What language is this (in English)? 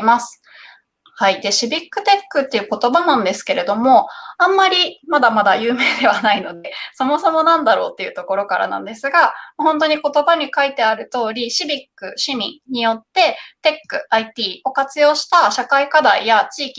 Japanese